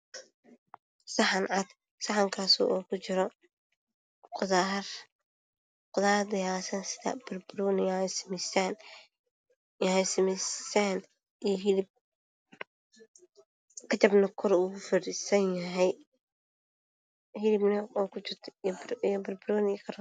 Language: Somali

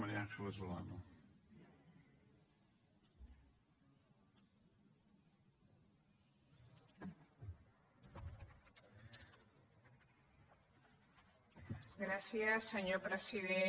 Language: Catalan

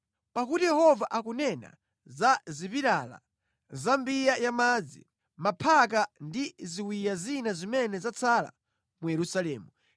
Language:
Nyanja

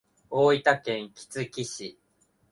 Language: Japanese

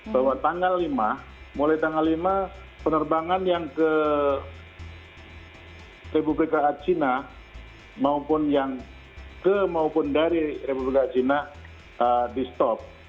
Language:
Indonesian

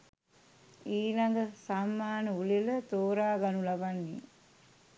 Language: Sinhala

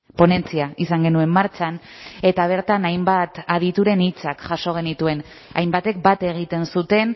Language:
Basque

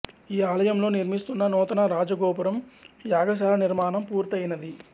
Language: Telugu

